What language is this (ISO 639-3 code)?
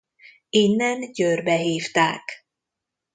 hun